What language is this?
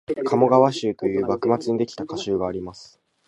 Japanese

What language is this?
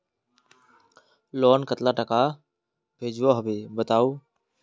Magahi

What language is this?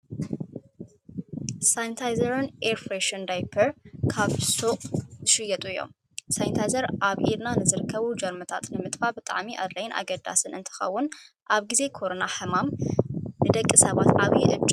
Tigrinya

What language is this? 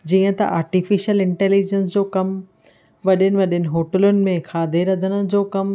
Sindhi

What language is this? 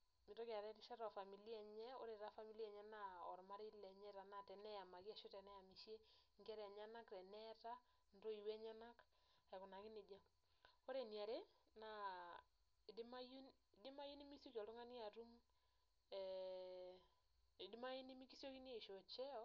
Masai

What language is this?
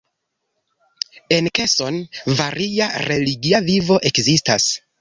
Esperanto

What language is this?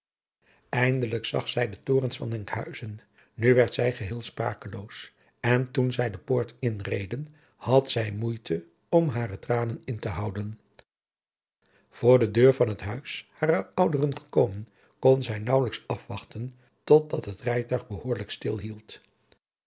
Dutch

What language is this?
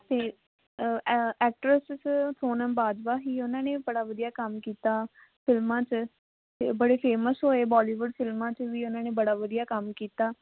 Punjabi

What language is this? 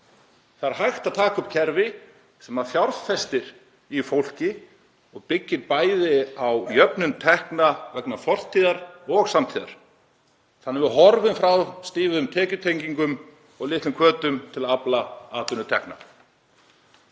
Icelandic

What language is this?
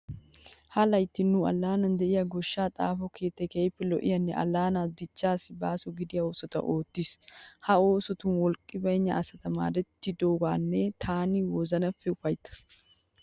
Wolaytta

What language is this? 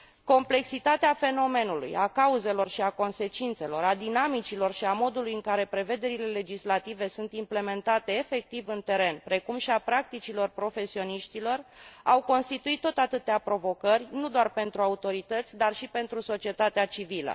Romanian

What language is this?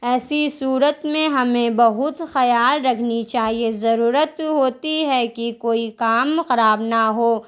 Urdu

